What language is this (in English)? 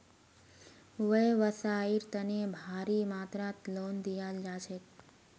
Magahi